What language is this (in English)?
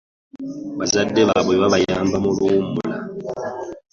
Ganda